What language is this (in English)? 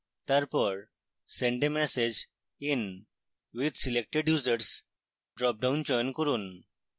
Bangla